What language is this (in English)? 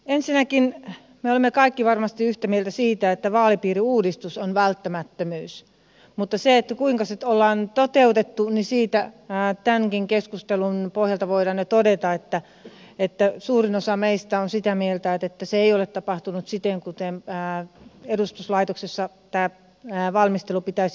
Finnish